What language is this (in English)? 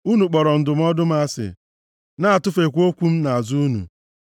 Igbo